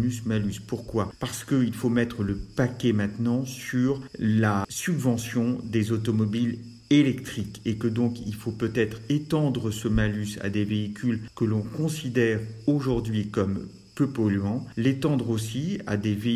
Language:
French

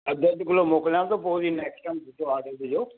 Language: Sindhi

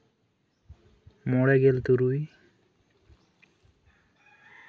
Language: Santali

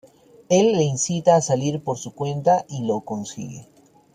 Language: Spanish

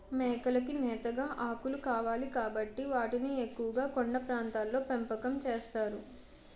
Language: Telugu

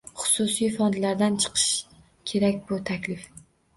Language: Uzbek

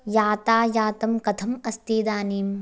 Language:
Sanskrit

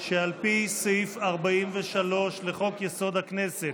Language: Hebrew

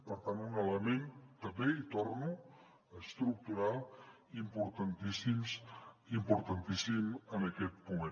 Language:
Catalan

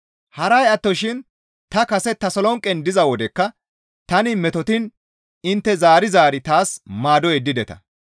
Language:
Gamo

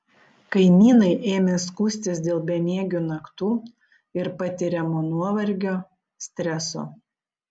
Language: Lithuanian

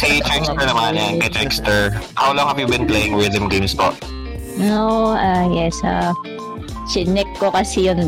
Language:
Filipino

